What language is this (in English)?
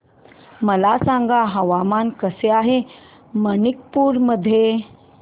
Marathi